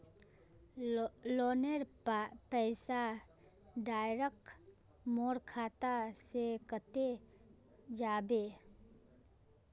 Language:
Magahi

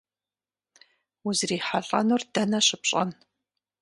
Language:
Kabardian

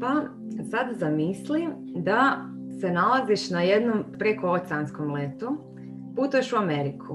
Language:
Croatian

